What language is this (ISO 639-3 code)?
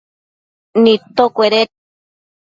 mcf